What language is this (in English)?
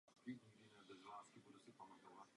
Czech